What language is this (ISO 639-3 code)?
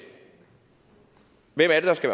dan